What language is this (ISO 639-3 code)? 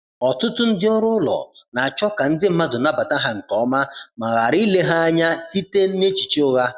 ibo